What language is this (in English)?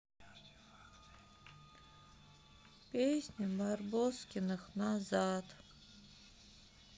Russian